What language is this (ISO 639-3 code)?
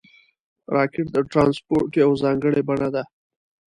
pus